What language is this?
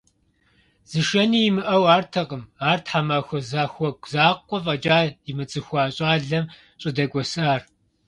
Kabardian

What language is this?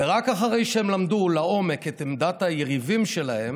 Hebrew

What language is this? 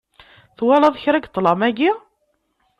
Kabyle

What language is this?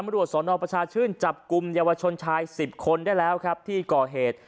Thai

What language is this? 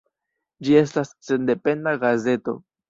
Esperanto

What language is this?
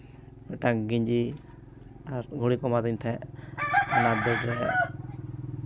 Santali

